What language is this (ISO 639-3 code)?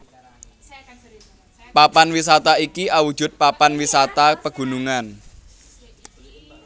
jav